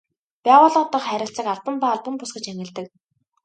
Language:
Mongolian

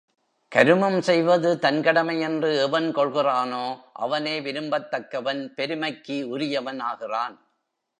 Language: Tamil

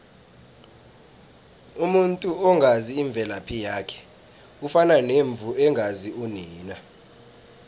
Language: South Ndebele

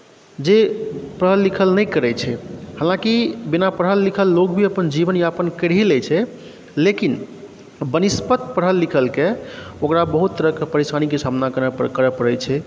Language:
Maithili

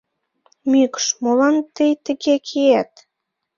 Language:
Mari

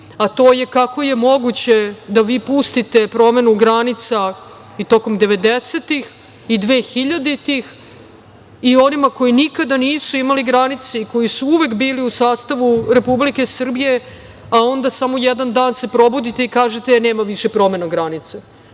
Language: Serbian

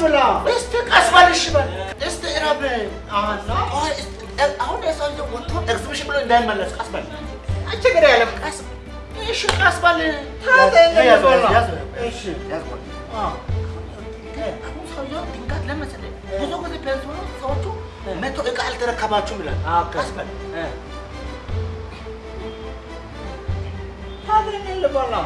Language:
Amharic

